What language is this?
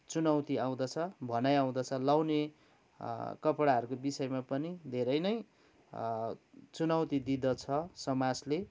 Nepali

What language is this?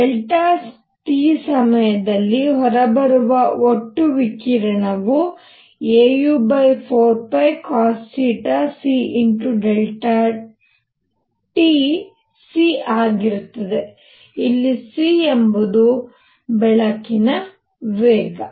Kannada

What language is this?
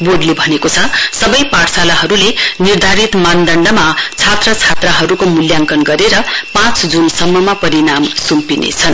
Nepali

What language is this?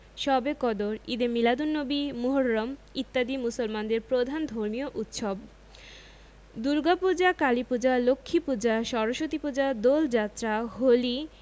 Bangla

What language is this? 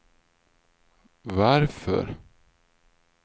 Swedish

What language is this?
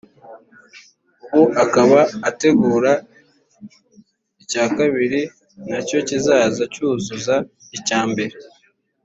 Kinyarwanda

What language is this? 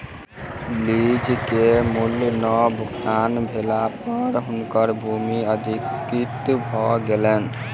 Maithili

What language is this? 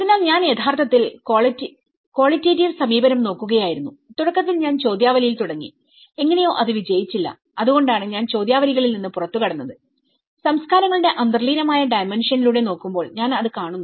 Malayalam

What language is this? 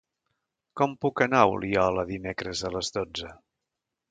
Catalan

